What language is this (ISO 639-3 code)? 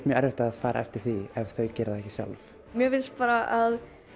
isl